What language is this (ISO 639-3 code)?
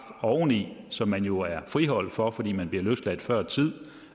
dan